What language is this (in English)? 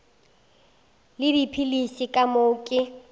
Northern Sotho